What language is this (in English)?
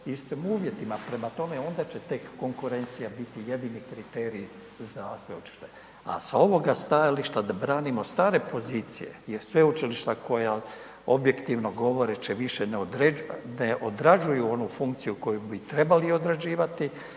Croatian